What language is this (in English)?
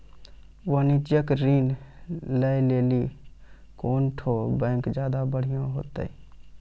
Maithili